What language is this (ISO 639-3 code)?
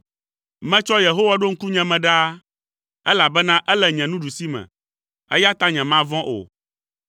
ewe